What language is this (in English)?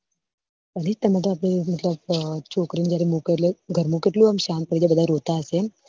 Gujarati